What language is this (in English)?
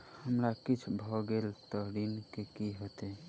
Maithili